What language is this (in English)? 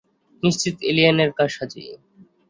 Bangla